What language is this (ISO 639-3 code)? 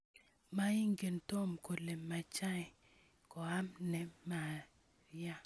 kln